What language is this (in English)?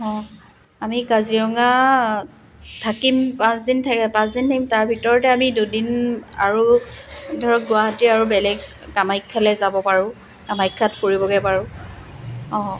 Assamese